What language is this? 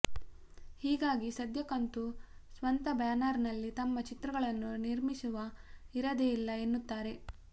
Kannada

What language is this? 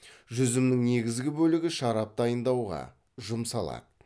Kazakh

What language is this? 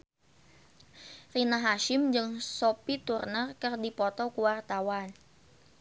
Sundanese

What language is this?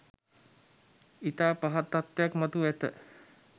Sinhala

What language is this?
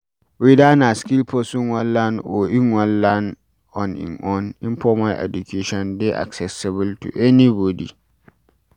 Nigerian Pidgin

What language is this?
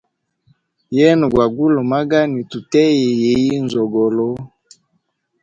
Hemba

